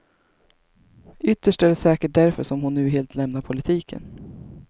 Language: Swedish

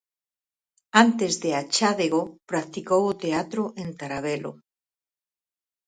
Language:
Galician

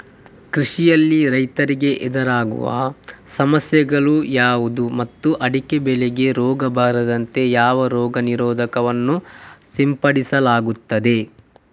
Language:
Kannada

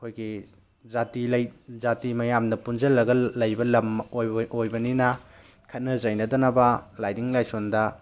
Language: Manipuri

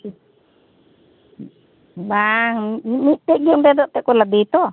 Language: Santali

